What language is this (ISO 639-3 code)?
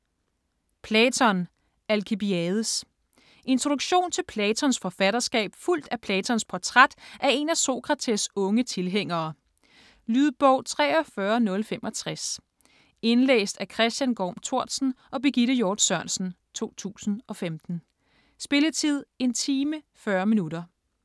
dan